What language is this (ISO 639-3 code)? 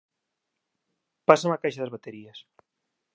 glg